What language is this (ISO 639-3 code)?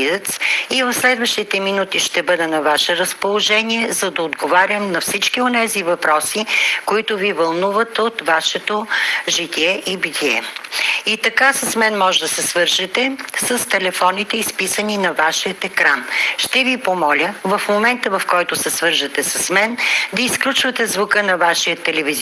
bul